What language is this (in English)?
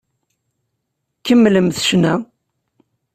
Kabyle